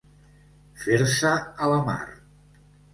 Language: Catalan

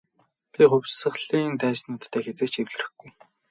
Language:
Mongolian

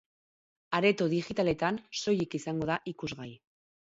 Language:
Basque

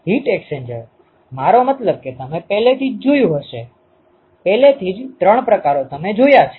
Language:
Gujarati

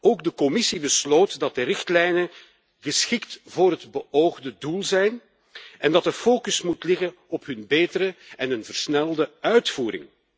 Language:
Dutch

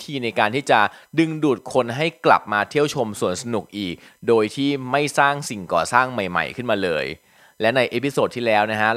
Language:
Thai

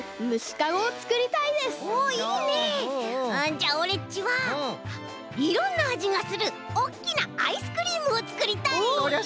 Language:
Japanese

